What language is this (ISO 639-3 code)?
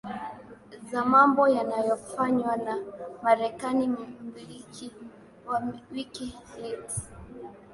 swa